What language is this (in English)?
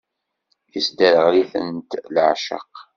Kabyle